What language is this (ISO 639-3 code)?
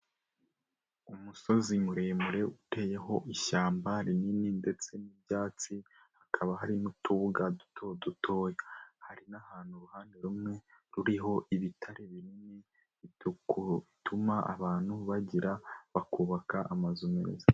kin